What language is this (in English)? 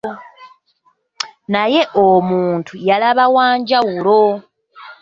Ganda